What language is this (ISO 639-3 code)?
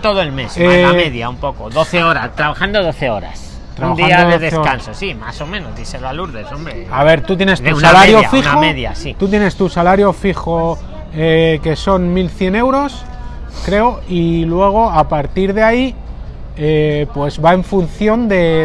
spa